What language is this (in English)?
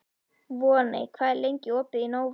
Icelandic